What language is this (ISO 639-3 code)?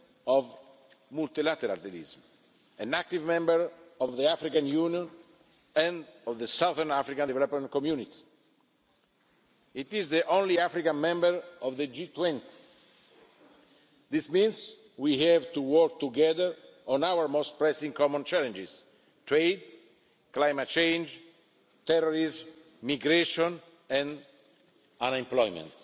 eng